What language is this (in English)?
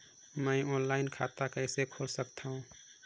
Chhattisgarhi